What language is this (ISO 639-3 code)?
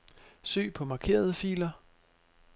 dan